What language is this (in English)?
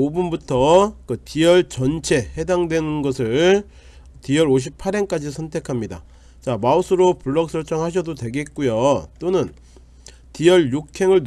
Korean